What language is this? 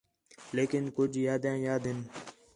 Khetrani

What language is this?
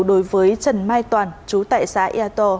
Vietnamese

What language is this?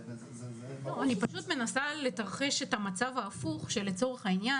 Hebrew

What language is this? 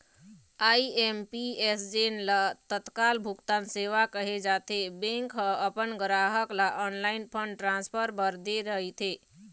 Chhattisgarhi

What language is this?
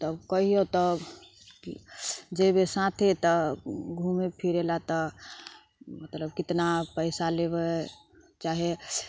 Maithili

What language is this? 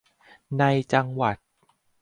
Thai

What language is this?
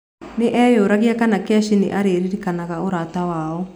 Kikuyu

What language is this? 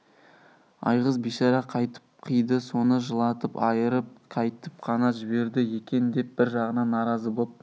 Kazakh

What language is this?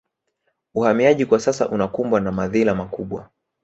Swahili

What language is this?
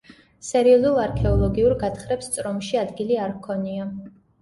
Georgian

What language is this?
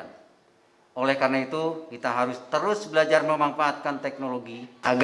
Indonesian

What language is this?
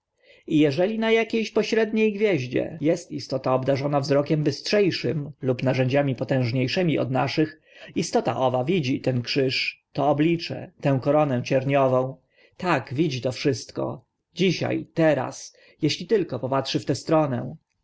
Polish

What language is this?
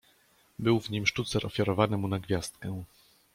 Polish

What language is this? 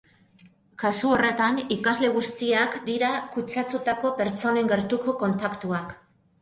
Basque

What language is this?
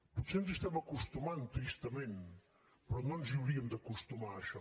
Catalan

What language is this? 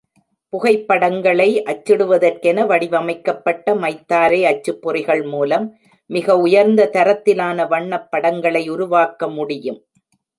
Tamil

